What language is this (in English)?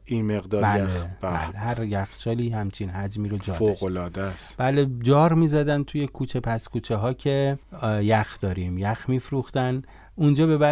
Persian